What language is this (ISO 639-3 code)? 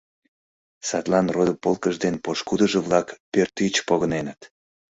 chm